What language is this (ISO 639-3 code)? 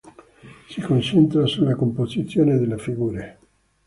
ita